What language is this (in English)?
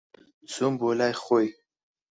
Central Kurdish